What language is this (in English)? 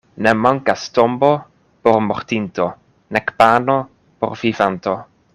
Esperanto